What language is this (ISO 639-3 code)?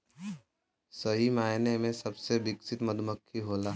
bho